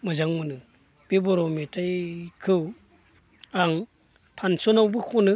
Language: Bodo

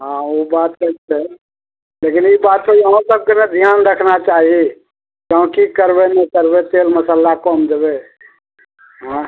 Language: Maithili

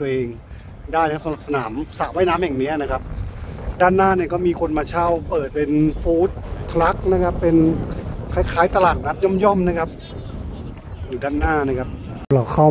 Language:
Thai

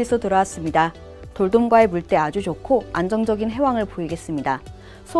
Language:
Korean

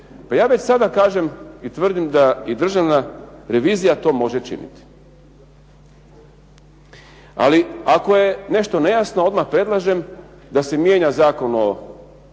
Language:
Croatian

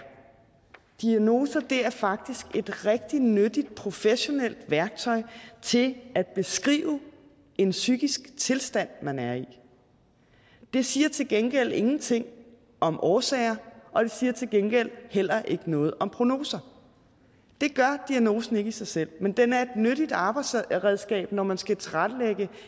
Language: Danish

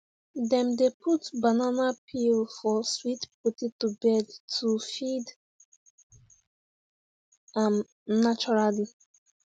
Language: Nigerian Pidgin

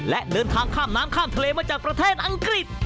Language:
Thai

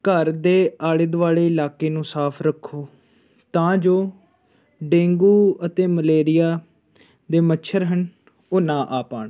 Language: Punjabi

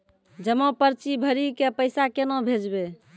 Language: Maithili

